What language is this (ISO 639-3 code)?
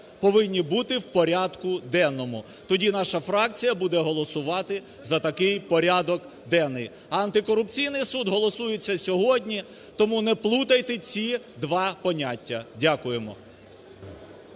ukr